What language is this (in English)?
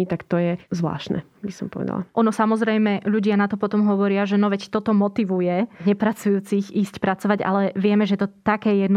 Slovak